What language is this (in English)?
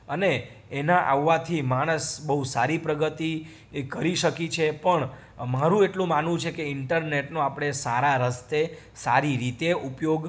Gujarati